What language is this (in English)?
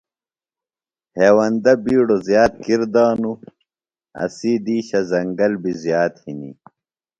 Phalura